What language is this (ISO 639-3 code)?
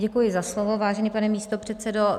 ces